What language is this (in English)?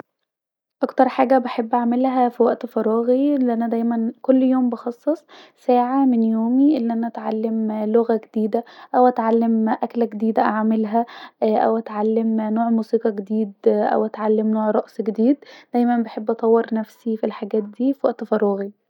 Egyptian Arabic